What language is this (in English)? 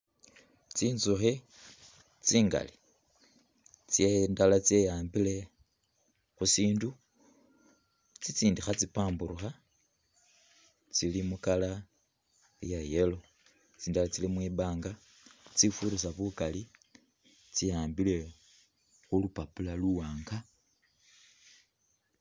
Masaaba